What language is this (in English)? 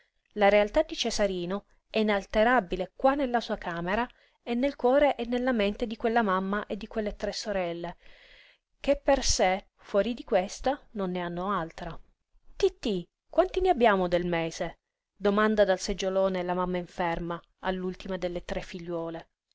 Italian